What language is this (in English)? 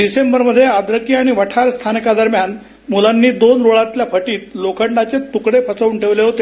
Marathi